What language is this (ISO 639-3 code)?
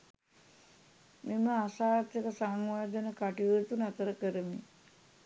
sin